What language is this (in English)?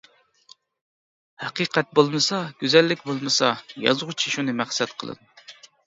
Uyghur